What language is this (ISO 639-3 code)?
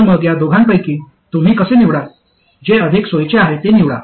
mar